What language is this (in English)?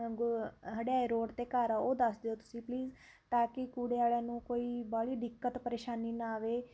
Punjabi